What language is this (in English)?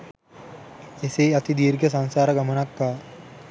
Sinhala